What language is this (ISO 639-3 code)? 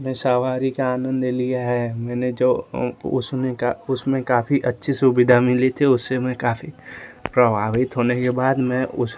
hin